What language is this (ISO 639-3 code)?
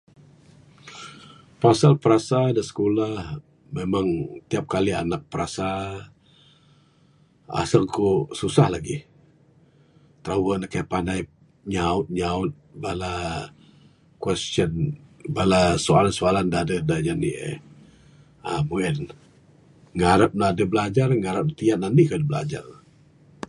sdo